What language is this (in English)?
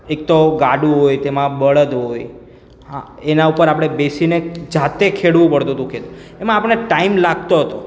Gujarati